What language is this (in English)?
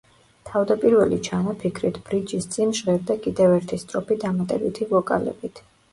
Georgian